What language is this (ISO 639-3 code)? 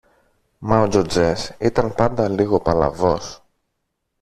ell